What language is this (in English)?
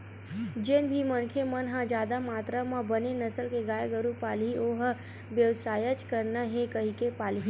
Chhattisgarhi